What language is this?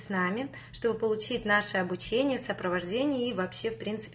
Russian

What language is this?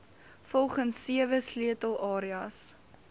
Afrikaans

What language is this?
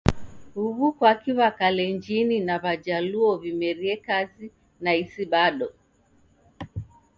Taita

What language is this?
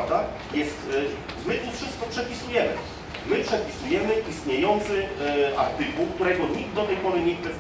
Polish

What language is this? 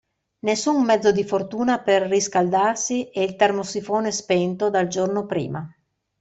Italian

